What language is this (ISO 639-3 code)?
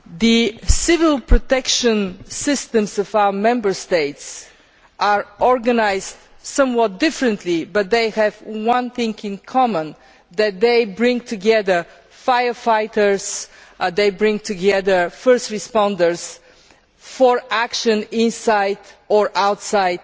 eng